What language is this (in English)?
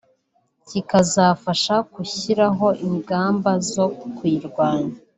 Kinyarwanda